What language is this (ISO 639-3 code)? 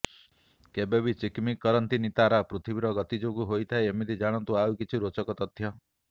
ori